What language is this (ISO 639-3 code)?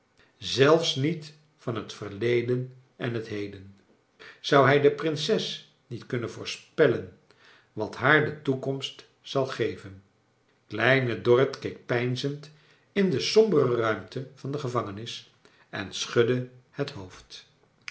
nld